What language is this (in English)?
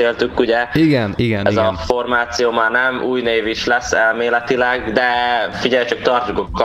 Hungarian